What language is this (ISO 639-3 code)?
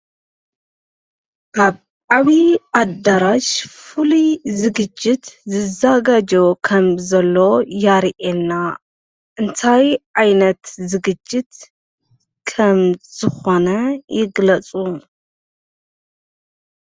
tir